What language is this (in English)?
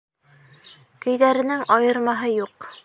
Bashkir